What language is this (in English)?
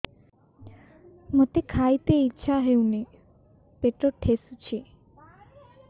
Odia